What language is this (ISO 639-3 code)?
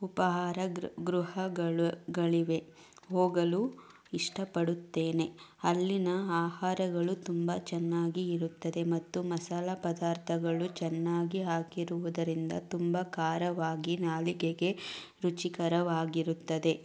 kan